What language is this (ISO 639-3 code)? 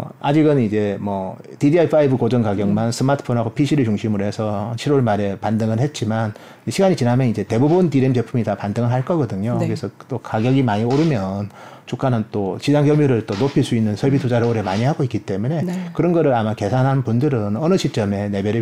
kor